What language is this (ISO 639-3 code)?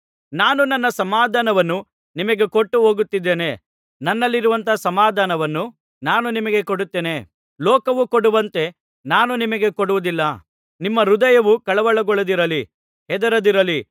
kan